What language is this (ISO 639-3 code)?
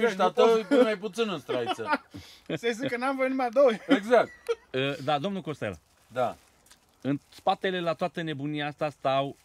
ron